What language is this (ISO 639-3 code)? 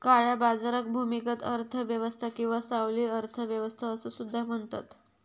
mar